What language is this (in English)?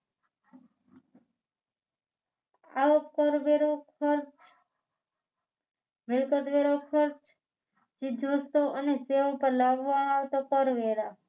Gujarati